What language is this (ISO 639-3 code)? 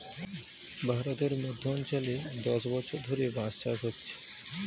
ben